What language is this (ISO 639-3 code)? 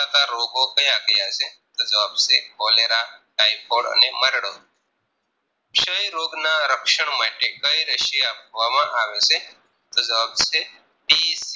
guj